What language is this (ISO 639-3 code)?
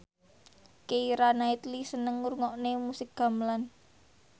jav